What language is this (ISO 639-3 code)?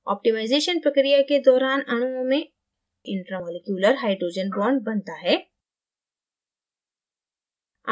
hin